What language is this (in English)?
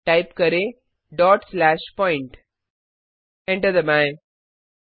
Hindi